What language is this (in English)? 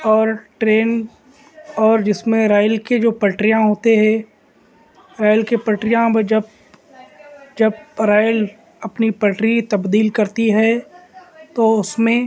Urdu